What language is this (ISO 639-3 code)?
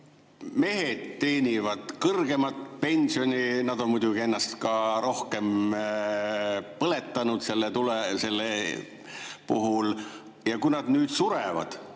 est